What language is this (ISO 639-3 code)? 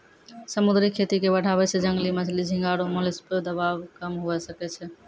mai